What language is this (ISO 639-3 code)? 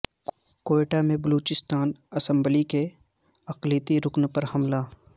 urd